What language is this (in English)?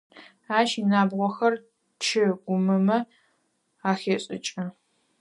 Adyghe